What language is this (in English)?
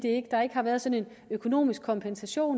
Danish